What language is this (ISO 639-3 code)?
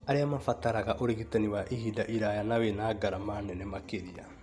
kik